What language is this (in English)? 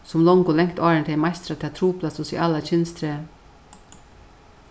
Faroese